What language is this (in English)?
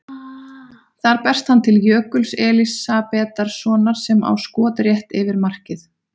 Icelandic